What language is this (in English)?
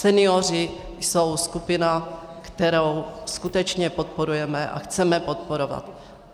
Czech